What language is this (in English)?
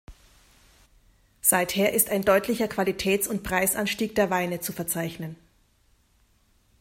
German